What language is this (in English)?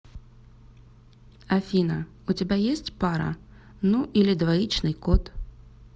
Russian